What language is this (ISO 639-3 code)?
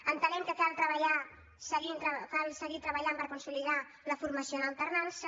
cat